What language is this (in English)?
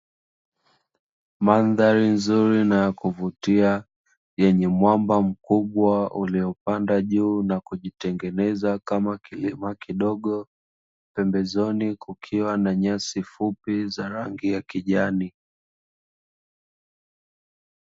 Swahili